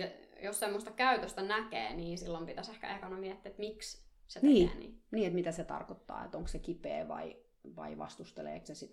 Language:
Finnish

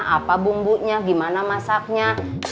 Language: Indonesian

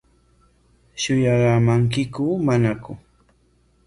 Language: Corongo Ancash Quechua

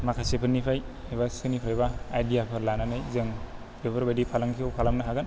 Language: Bodo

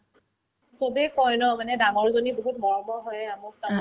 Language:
Assamese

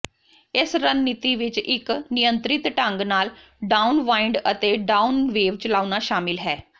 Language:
Punjabi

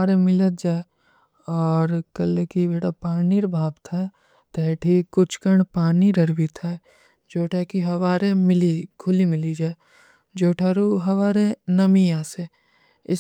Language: Kui (India)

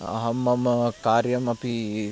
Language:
Sanskrit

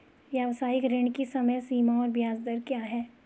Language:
Hindi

